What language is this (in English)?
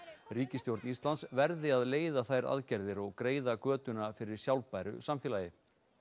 Icelandic